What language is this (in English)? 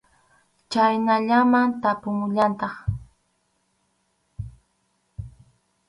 Arequipa-La Unión Quechua